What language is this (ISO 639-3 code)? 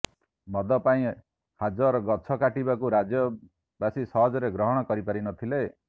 ori